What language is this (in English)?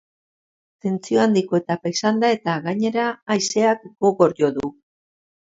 Basque